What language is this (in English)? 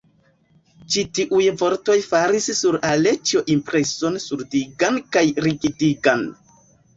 Esperanto